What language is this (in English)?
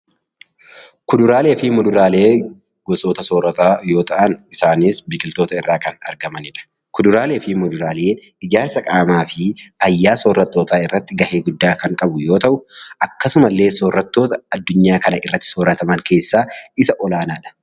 Oromo